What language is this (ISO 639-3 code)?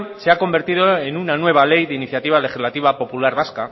spa